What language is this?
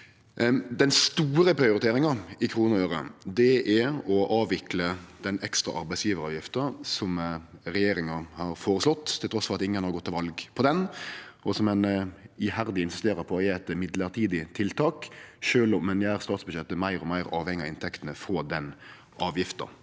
Norwegian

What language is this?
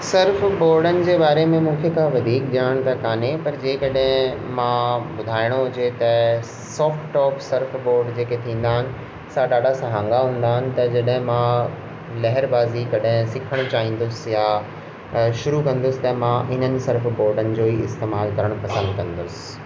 Sindhi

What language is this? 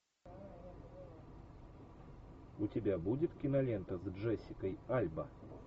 Russian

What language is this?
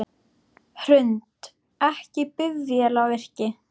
Icelandic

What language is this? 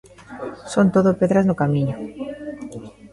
Galician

